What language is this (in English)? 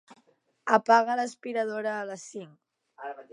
Catalan